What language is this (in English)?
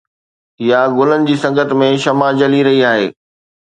Sindhi